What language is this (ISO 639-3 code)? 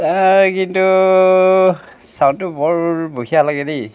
asm